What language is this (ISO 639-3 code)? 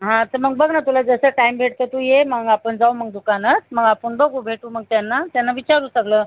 mar